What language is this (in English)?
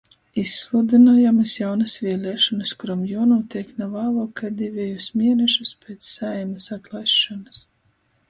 Latgalian